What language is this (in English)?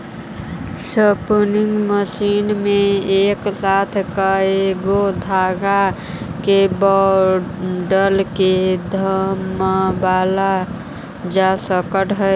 Magahi